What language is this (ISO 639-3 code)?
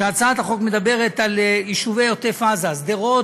heb